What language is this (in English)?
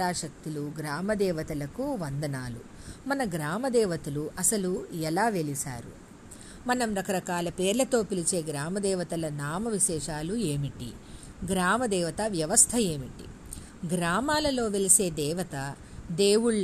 Telugu